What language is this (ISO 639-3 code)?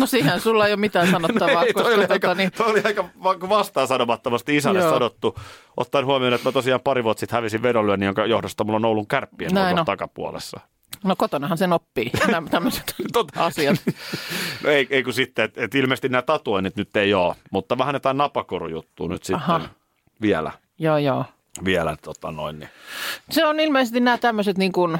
fin